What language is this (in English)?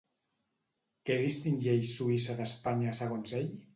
Catalan